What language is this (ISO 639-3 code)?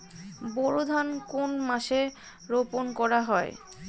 ben